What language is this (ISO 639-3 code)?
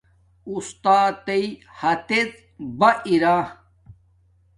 dmk